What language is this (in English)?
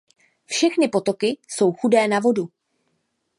Czech